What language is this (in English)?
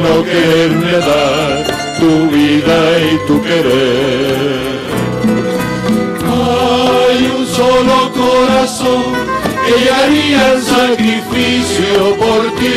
Greek